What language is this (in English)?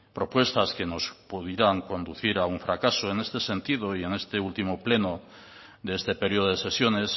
Spanish